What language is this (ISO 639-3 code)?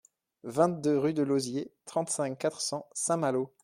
fra